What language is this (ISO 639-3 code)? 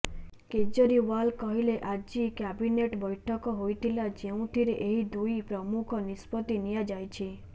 ori